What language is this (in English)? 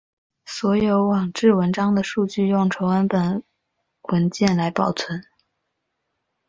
Chinese